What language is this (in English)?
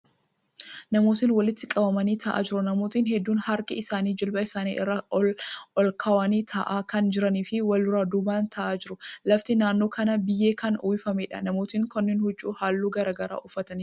Oromo